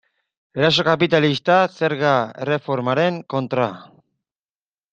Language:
Basque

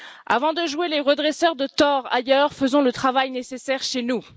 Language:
French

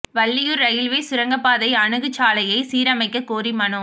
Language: Tamil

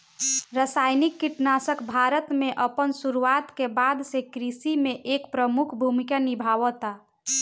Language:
Bhojpuri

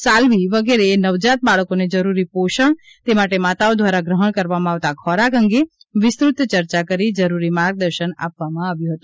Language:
Gujarati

